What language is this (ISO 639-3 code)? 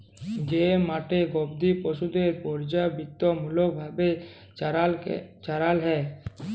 ben